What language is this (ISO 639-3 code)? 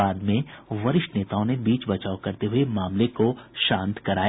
hin